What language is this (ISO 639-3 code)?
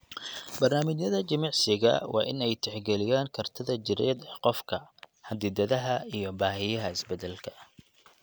som